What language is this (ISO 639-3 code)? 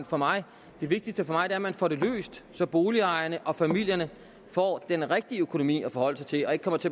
dan